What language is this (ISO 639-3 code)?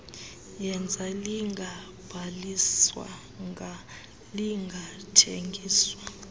xho